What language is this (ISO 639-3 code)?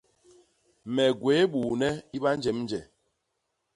bas